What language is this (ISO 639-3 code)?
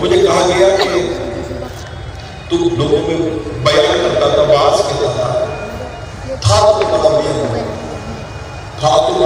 ara